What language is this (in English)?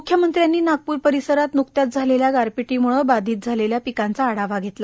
Marathi